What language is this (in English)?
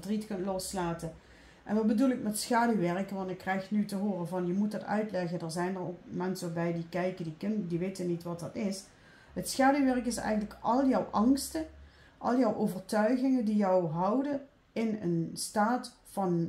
Dutch